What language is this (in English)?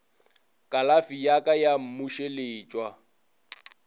Northern Sotho